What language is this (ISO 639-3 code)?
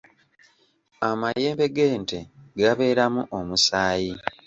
lug